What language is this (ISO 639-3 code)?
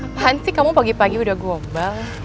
ind